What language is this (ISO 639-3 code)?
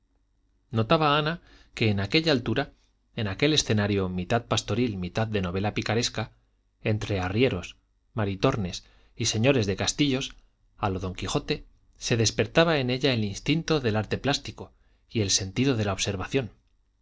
spa